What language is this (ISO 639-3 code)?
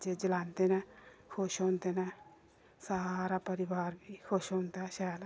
doi